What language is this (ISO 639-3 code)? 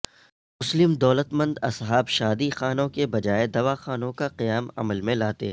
urd